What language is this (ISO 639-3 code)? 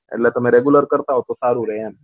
guj